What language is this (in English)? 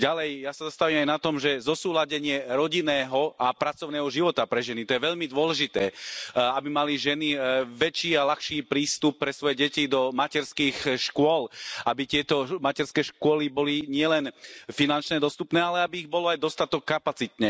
Slovak